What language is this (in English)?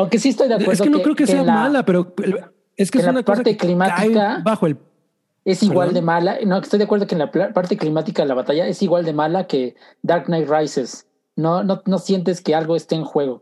Spanish